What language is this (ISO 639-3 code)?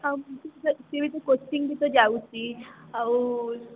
ori